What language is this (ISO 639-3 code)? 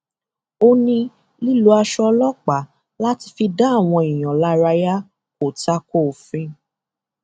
yor